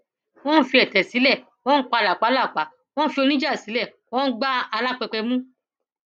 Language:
Yoruba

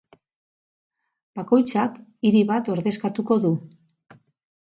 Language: Basque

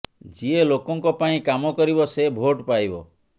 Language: Odia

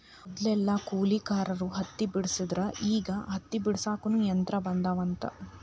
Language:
Kannada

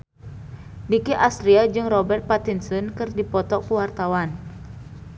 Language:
Sundanese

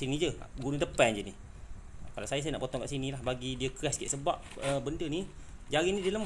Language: Malay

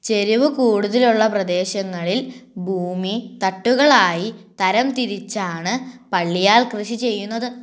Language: Malayalam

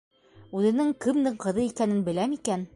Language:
Bashkir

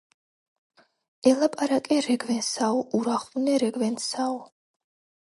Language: Georgian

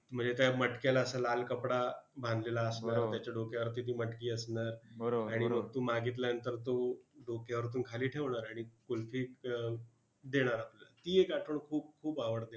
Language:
Marathi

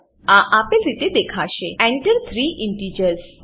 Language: Gujarati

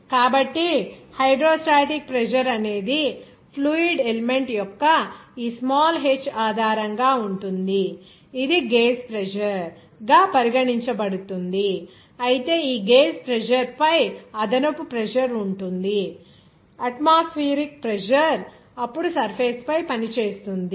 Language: Telugu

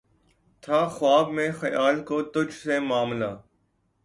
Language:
Urdu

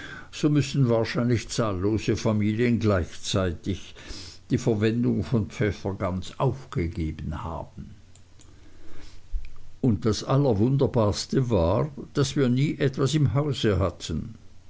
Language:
German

